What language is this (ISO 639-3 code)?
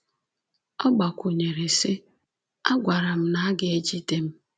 ibo